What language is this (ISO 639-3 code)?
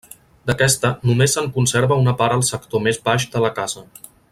cat